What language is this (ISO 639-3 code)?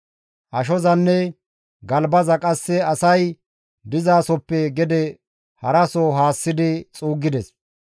gmv